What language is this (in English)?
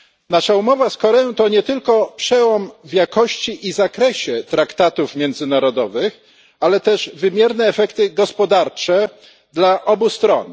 Polish